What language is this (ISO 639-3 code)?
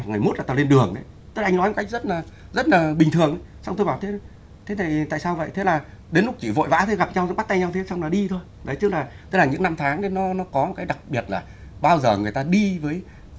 vie